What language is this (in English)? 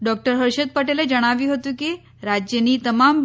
Gujarati